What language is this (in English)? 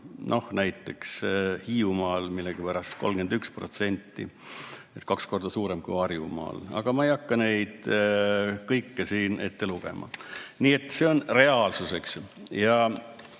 Estonian